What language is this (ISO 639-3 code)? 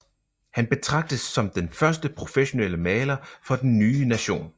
dan